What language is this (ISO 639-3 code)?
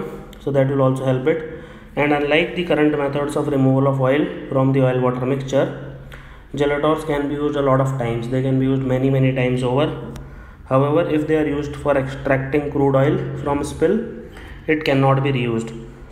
eng